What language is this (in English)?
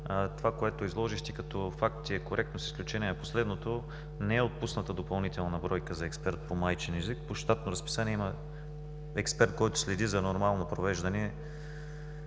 Bulgarian